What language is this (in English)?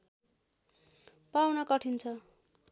Nepali